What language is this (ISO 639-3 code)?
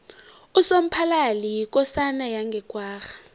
nbl